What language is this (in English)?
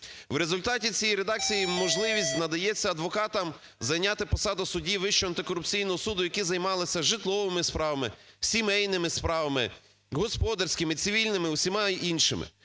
Ukrainian